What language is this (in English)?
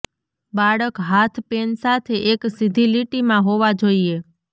Gujarati